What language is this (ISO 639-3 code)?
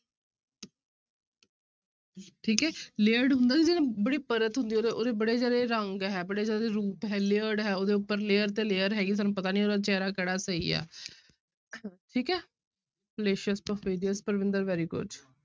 pan